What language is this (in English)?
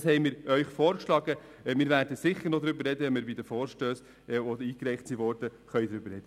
Swiss German